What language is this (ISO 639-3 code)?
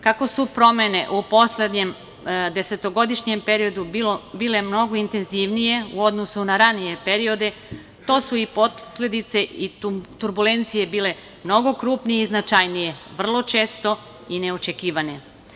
srp